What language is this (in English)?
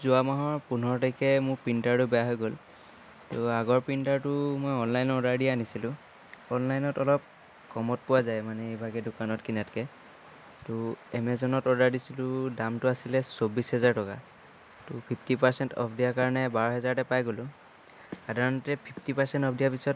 Assamese